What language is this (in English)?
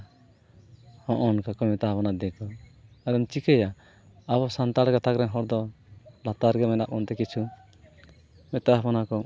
Santali